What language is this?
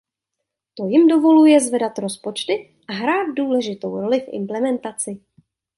Czech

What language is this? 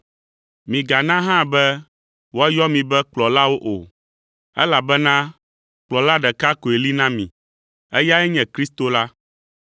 Ewe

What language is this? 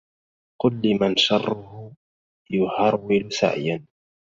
Arabic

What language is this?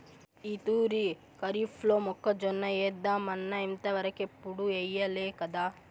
Telugu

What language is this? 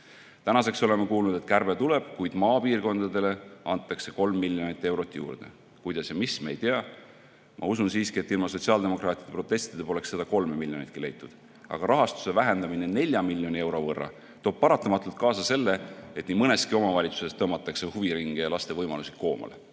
Estonian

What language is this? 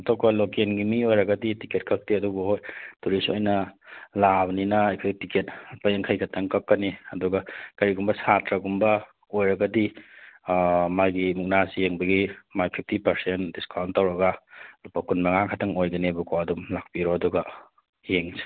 Manipuri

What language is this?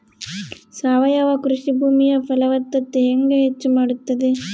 Kannada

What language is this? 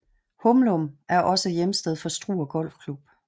Danish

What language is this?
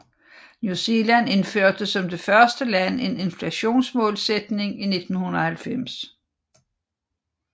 Danish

